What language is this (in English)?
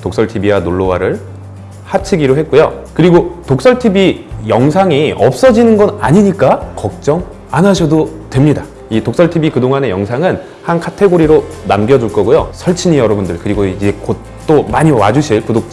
Korean